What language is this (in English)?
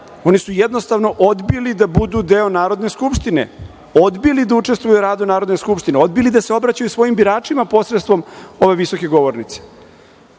Serbian